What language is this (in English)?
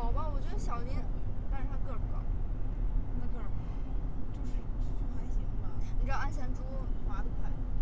Chinese